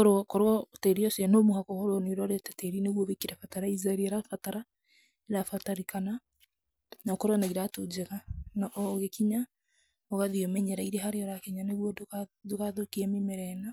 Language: Kikuyu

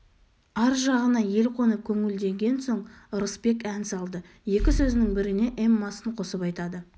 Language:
Kazakh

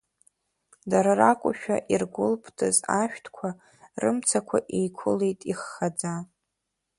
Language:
Abkhazian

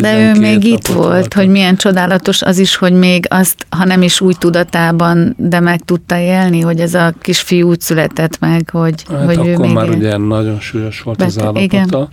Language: Hungarian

